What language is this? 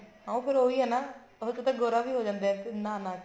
Punjabi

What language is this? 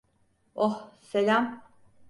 Turkish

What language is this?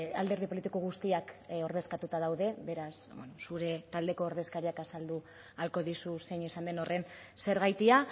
Basque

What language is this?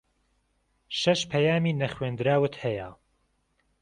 Central Kurdish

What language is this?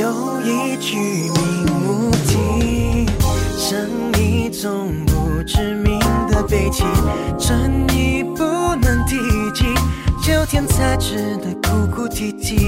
Chinese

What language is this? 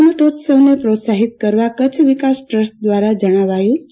Gujarati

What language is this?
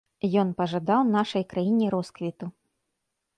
Belarusian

